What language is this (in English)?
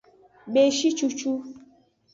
Aja (Benin)